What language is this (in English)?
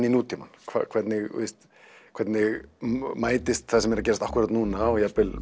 Icelandic